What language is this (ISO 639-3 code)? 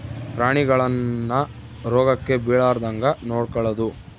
kan